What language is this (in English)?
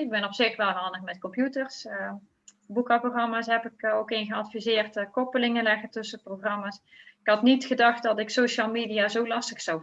Dutch